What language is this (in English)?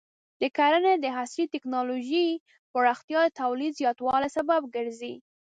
Pashto